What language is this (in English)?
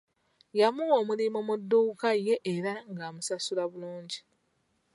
Ganda